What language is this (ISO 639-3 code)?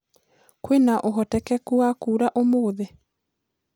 kik